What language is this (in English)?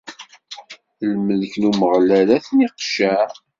Kabyle